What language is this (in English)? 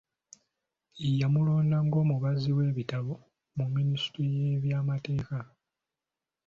Ganda